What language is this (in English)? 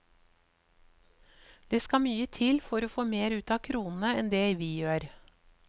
Norwegian